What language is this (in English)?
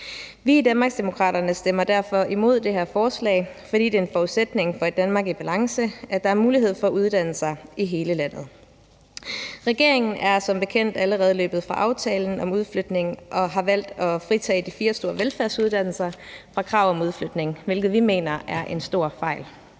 Danish